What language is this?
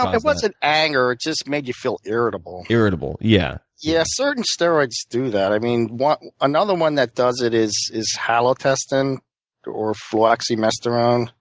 English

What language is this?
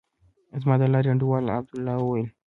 Pashto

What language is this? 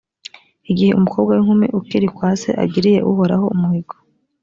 Kinyarwanda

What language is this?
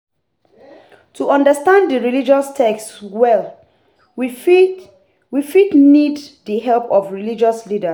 Nigerian Pidgin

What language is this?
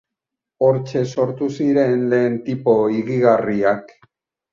Basque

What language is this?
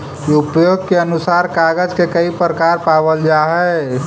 Magahi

